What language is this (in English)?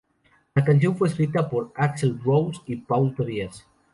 Spanish